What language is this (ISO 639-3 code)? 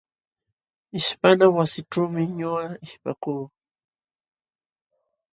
qxw